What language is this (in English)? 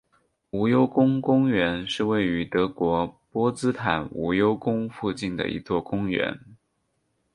Chinese